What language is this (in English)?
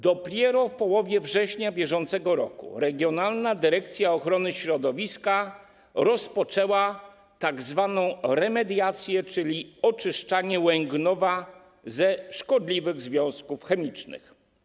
Polish